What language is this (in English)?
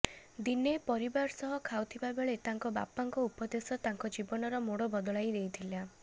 Odia